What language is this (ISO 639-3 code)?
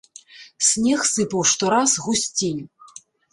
bel